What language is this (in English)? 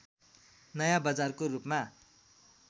Nepali